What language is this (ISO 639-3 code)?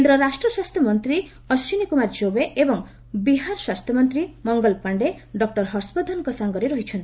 ori